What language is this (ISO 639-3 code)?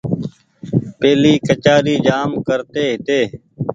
gig